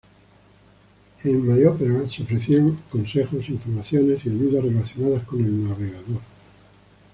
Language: Spanish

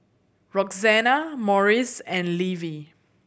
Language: English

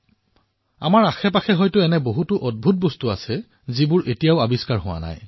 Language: Assamese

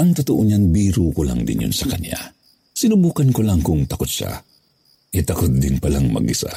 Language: Filipino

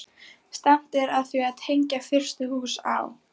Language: Icelandic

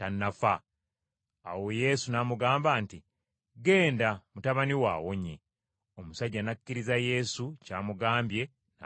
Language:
Ganda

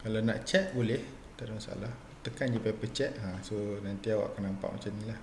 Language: Malay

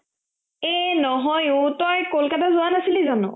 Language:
Assamese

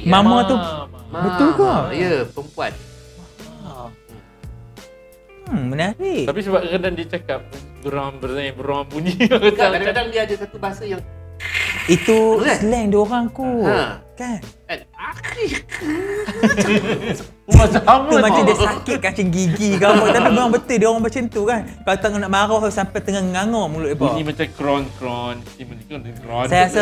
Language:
Malay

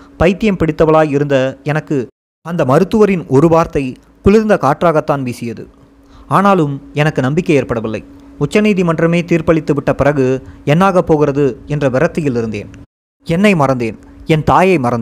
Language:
Tamil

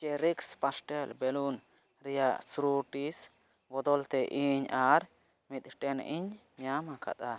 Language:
Santali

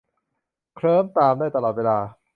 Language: Thai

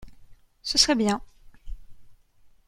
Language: French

